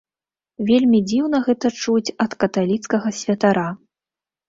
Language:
Belarusian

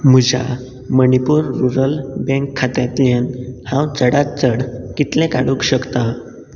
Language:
Konkani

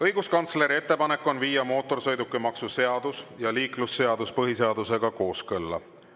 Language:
Estonian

